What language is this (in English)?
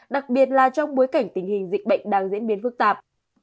Vietnamese